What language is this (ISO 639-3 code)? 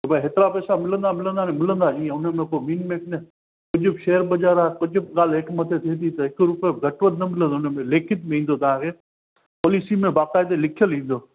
snd